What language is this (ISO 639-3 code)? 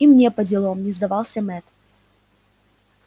rus